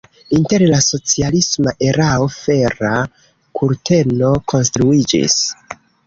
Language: Esperanto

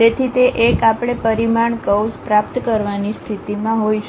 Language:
Gujarati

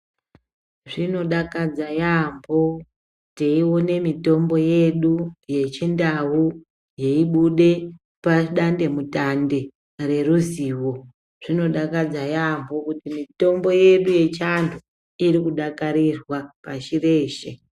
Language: Ndau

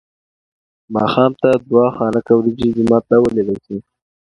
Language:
Pashto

